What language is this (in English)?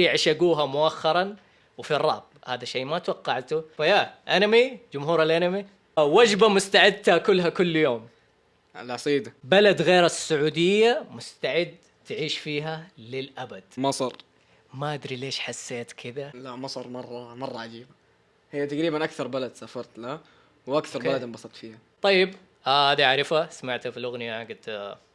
Arabic